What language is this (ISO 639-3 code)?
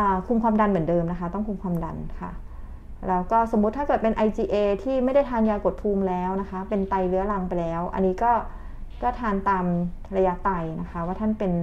tha